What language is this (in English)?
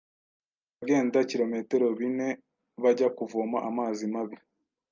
Kinyarwanda